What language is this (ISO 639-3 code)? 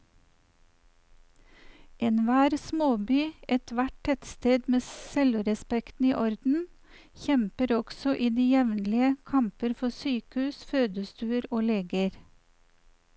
nor